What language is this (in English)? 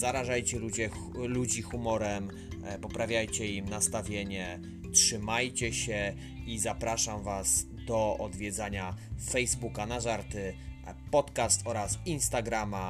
Polish